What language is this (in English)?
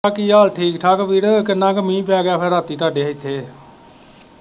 Punjabi